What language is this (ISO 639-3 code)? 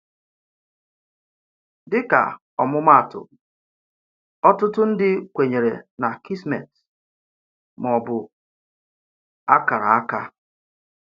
ibo